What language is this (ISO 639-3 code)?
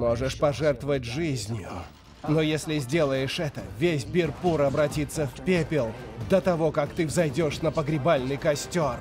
rus